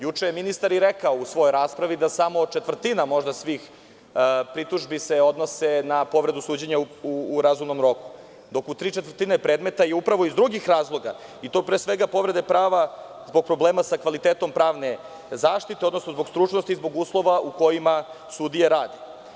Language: Serbian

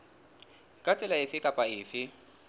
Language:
Southern Sotho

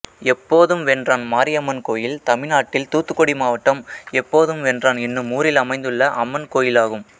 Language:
Tamil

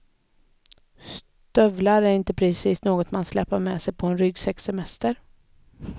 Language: Swedish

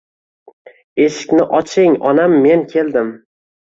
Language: Uzbek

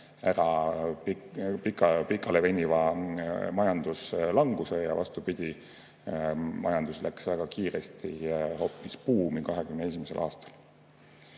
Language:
Estonian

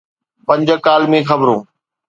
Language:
Sindhi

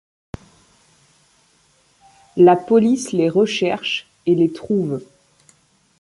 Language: French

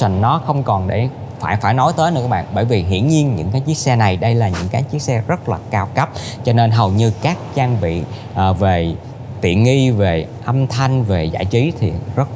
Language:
Vietnamese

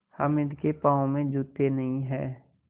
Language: Hindi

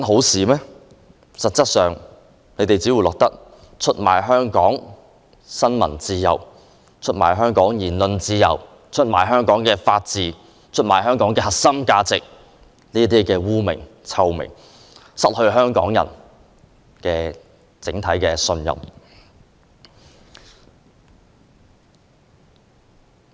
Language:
Cantonese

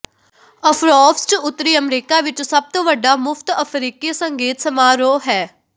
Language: Punjabi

